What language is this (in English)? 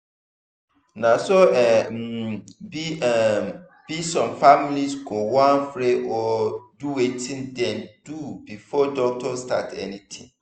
Nigerian Pidgin